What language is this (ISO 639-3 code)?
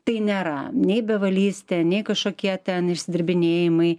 lit